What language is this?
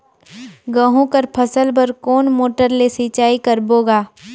Chhattisgarhi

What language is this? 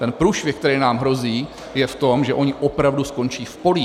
Czech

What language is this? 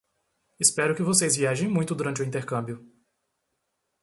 Portuguese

